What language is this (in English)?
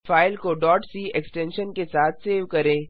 Hindi